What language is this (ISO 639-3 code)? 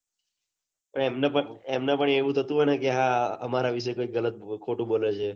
guj